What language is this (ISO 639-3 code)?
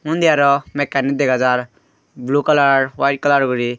ccp